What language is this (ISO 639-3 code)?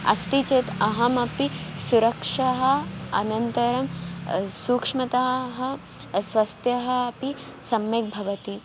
san